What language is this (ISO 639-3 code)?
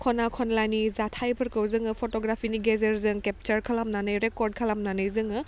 brx